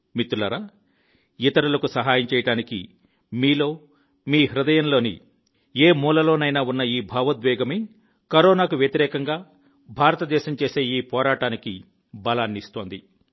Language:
Telugu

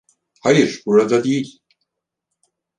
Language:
Turkish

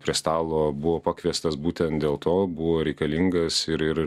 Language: Lithuanian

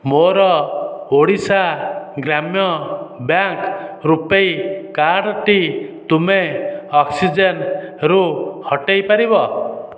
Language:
Odia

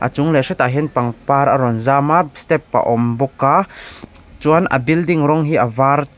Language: Mizo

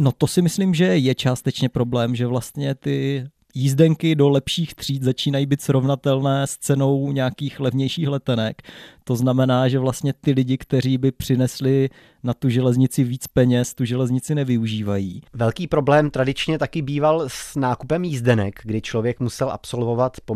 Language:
Czech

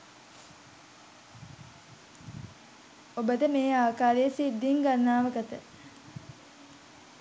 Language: Sinhala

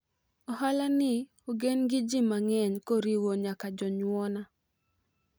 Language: Luo (Kenya and Tanzania)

